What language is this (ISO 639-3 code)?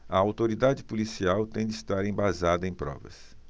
por